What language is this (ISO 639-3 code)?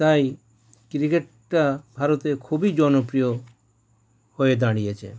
ben